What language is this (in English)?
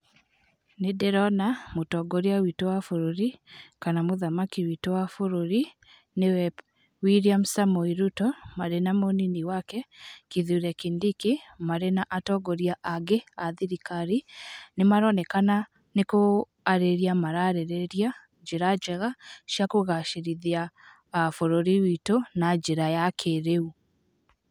Kikuyu